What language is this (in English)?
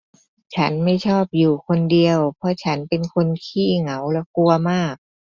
Thai